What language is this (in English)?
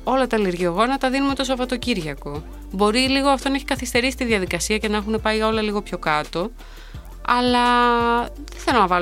Greek